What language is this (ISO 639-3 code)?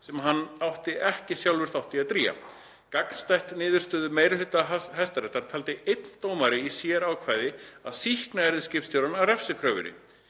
isl